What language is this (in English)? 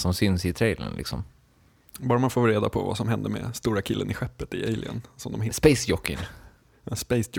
Swedish